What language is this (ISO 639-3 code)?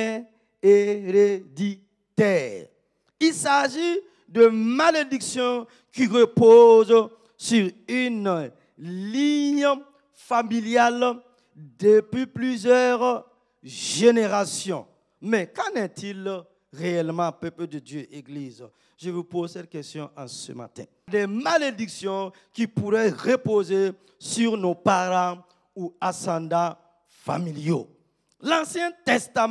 fra